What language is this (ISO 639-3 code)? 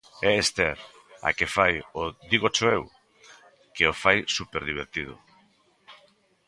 glg